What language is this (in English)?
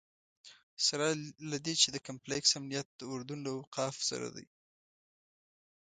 Pashto